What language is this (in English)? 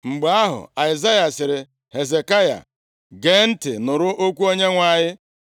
Igbo